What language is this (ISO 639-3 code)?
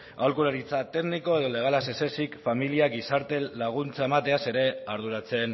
eus